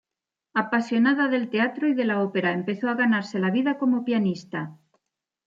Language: Spanish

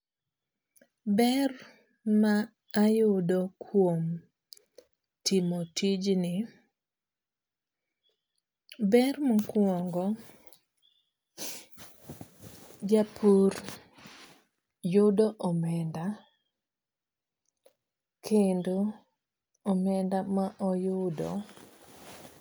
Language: Luo (Kenya and Tanzania)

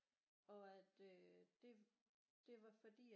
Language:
Danish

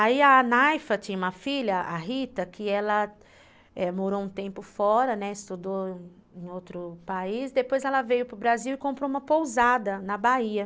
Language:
Portuguese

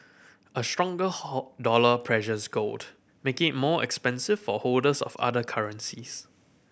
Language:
English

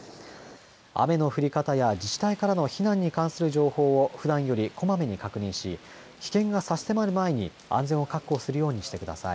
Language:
Japanese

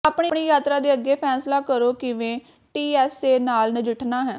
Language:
Punjabi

